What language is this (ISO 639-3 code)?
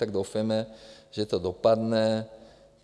ces